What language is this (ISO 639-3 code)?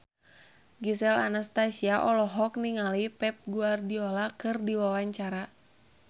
sun